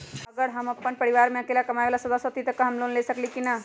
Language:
Magahi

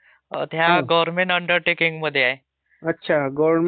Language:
Marathi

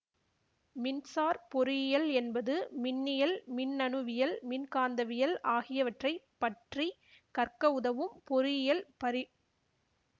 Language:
Tamil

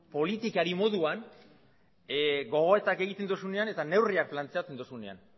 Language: Basque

